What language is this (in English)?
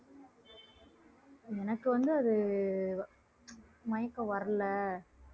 Tamil